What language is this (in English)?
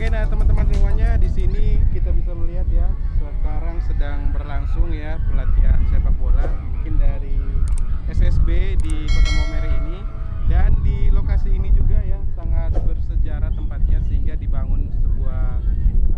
Indonesian